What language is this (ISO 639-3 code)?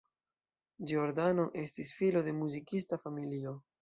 epo